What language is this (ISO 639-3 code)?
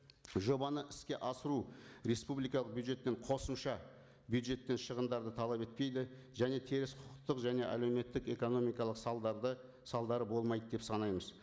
kaz